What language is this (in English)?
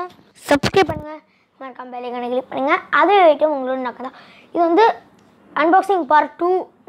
Romanian